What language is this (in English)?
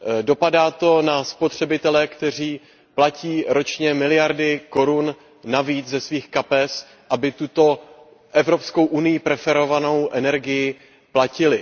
Czech